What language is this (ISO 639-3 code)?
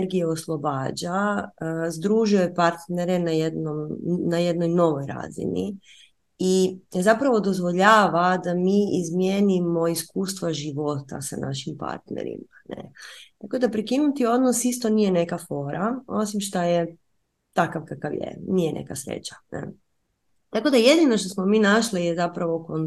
hrv